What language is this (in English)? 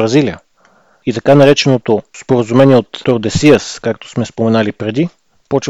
Bulgarian